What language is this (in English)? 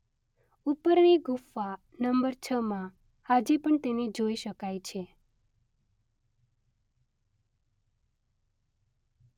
Gujarati